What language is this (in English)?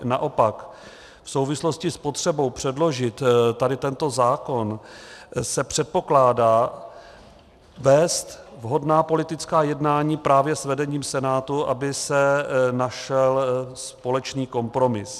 Czech